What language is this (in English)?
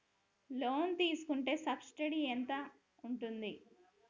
Telugu